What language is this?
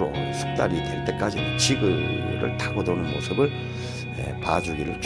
Korean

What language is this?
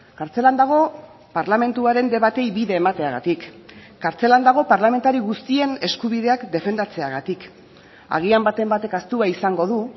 Basque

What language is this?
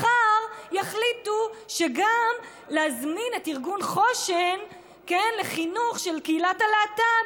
Hebrew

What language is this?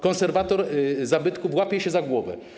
Polish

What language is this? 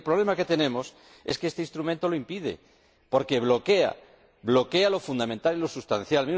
Spanish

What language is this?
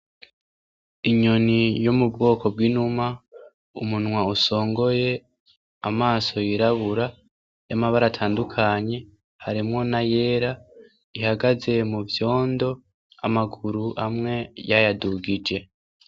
Rundi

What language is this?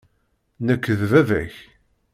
Kabyle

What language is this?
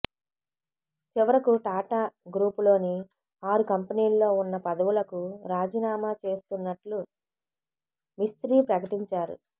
Telugu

